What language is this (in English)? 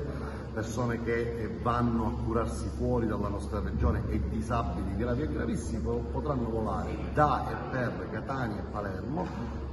Italian